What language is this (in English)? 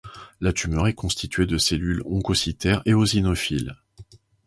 French